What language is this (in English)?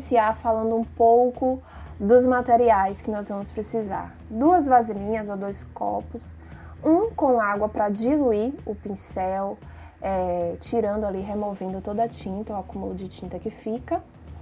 Portuguese